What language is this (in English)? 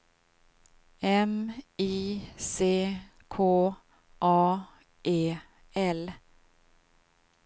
Swedish